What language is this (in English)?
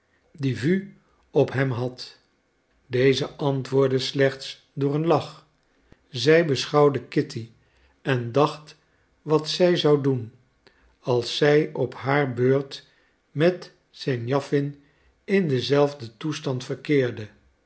Dutch